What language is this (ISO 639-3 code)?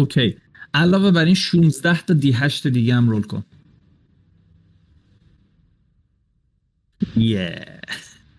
fas